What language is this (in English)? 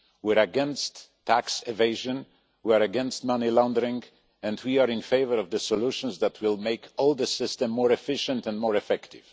English